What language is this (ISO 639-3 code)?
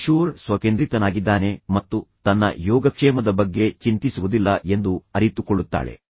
kan